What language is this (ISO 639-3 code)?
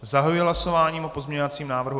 ces